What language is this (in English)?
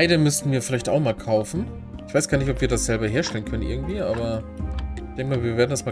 German